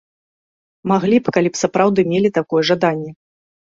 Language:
Belarusian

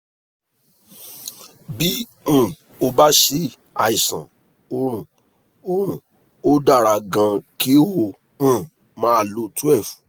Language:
Yoruba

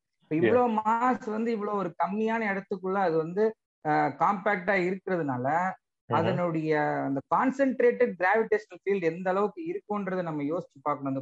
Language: Tamil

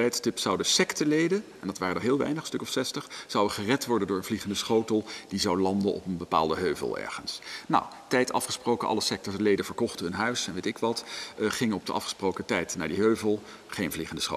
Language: Dutch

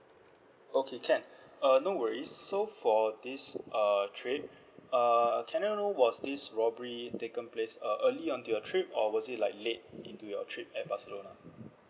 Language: English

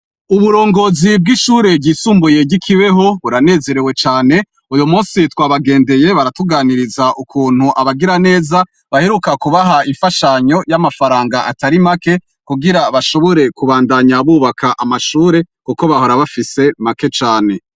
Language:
Rundi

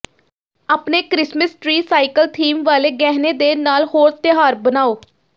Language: Punjabi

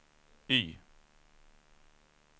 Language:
Swedish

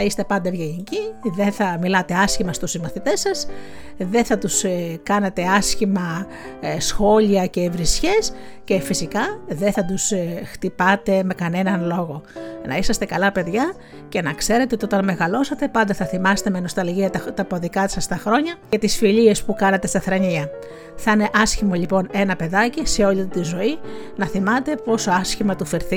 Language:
Greek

